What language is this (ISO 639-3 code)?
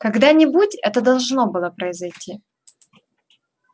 rus